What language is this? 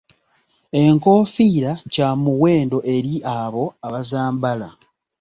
Ganda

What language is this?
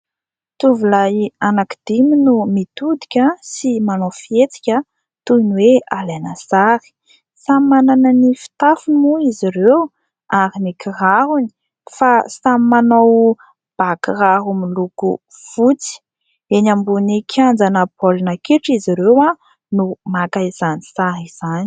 Malagasy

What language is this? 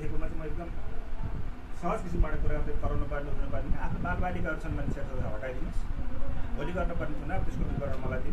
Indonesian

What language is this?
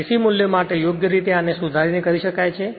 Gujarati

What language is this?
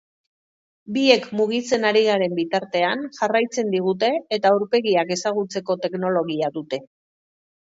Basque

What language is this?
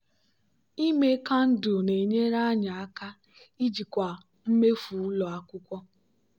Igbo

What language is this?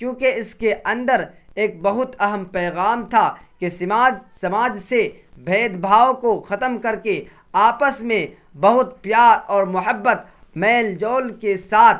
Urdu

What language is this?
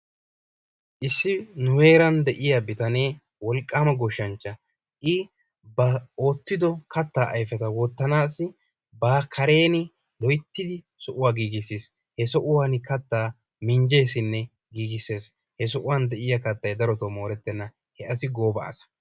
Wolaytta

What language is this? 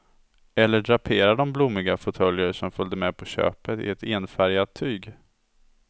Swedish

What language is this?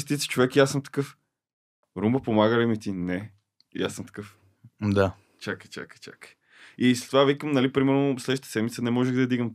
Bulgarian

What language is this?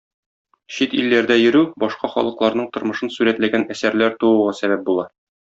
Tatar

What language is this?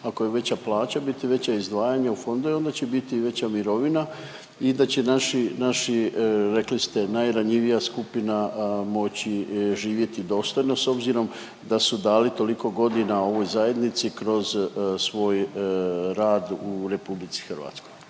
Croatian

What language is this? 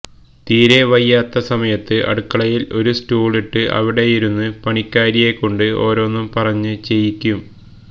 Malayalam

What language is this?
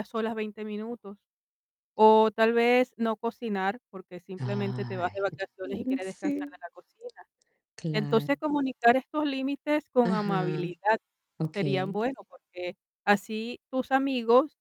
Spanish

